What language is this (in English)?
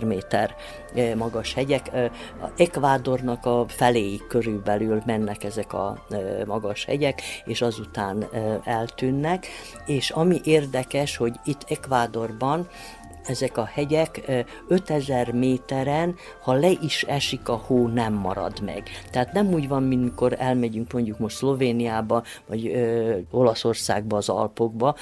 Hungarian